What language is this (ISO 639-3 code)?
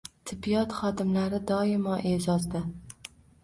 uzb